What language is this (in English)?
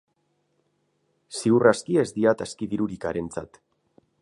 Basque